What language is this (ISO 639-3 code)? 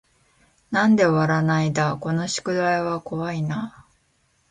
jpn